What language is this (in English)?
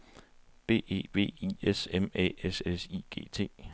Danish